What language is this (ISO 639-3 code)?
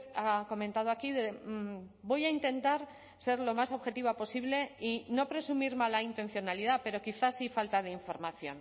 spa